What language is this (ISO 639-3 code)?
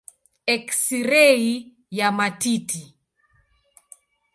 swa